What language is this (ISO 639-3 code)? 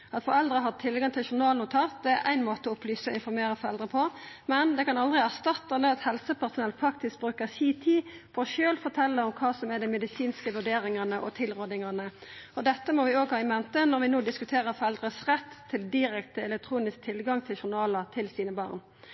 nno